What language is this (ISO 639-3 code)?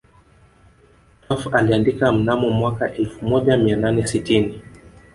swa